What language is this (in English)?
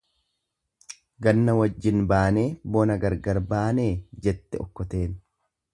Oromo